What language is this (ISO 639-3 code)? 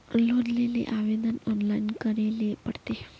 mag